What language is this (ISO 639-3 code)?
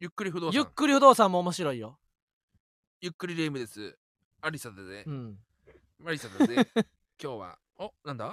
jpn